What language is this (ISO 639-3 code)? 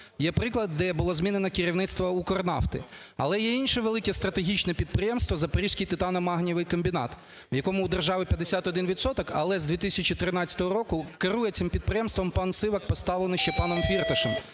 ukr